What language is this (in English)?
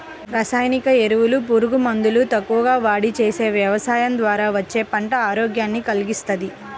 Telugu